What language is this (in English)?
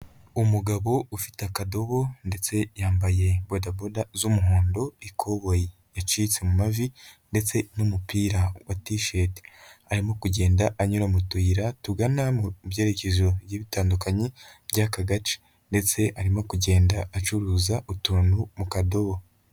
Kinyarwanda